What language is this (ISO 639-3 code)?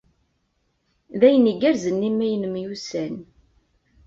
kab